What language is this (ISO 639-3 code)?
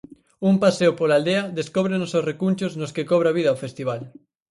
glg